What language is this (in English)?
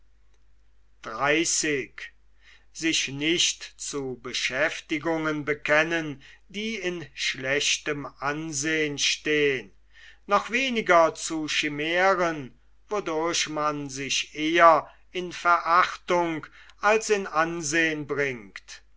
German